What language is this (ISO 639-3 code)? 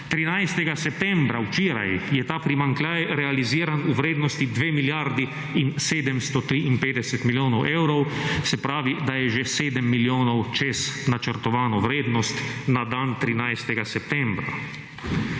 slv